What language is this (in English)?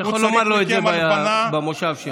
Hebrew